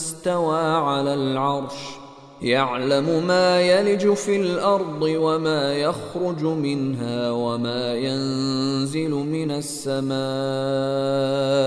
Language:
Arabic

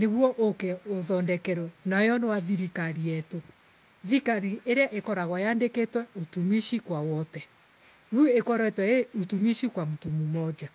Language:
Embu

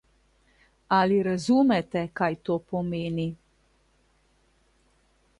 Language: Slovenian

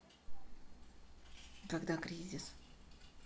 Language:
Russian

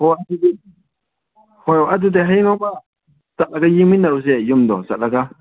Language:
Manipuri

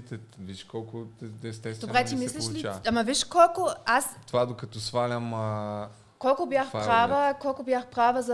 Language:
Bulgarian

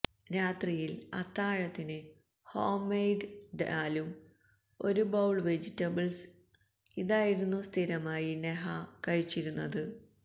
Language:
Malayalam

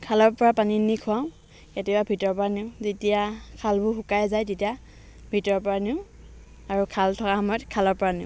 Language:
Assamese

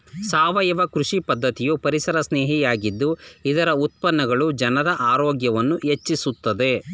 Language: Kannada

